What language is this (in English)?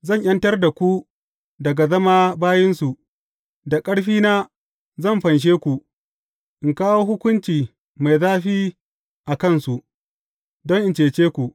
Hausa